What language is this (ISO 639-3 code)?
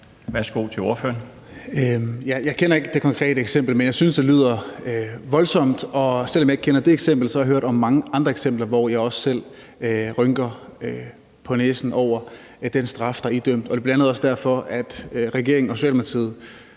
dan